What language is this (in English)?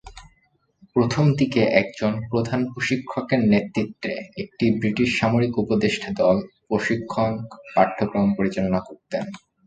Bangla